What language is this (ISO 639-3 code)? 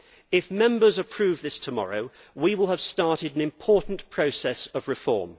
eng